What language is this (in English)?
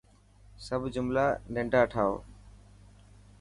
Dhatki